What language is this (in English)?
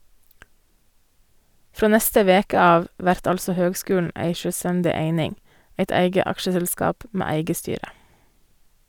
Norwegian